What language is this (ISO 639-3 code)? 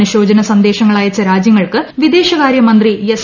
mal